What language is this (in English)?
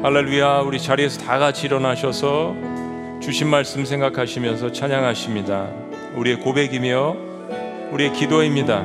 Korean